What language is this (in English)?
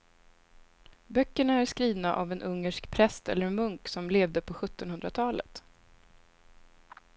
Swedish